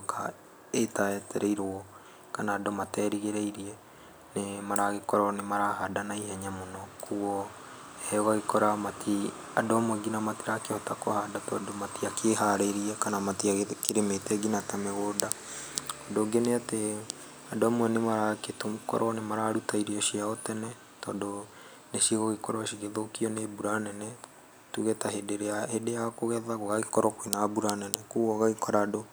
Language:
Kikuyu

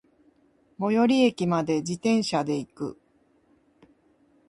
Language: Japanese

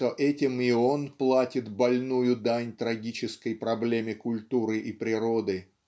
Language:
Russian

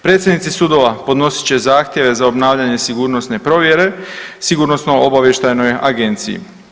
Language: Croatian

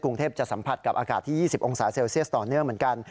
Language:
Thai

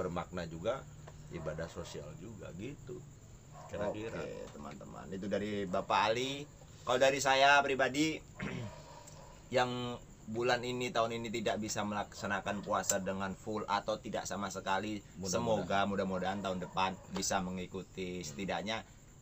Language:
Indonesian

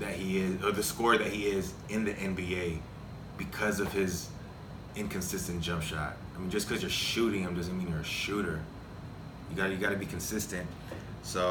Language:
English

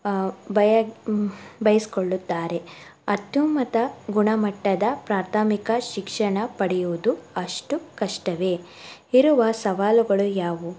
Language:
Kannada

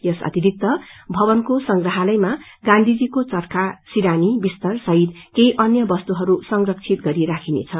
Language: Nepali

